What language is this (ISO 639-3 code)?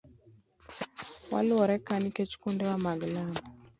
luo